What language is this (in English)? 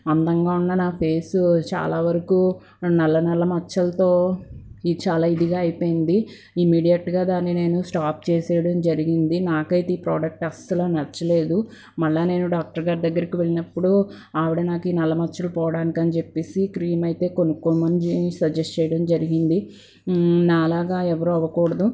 Telugu